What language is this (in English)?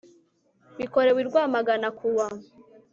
Kinyarwanda